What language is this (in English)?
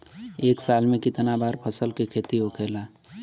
Bhojpuri